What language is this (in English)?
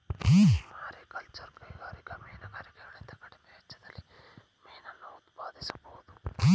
Kannada